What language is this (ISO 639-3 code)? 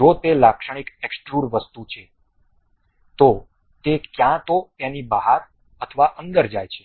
guj